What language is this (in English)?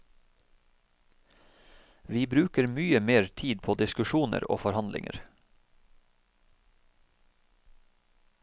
Norwegian